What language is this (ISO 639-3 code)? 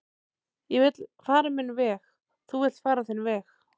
isl